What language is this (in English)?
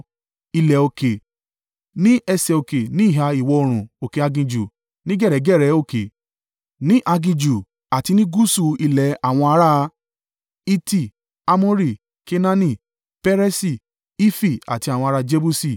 Yoruba